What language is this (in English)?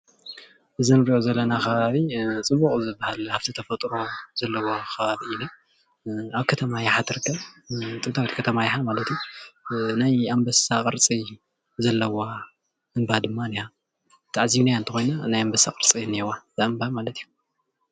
Tigrinya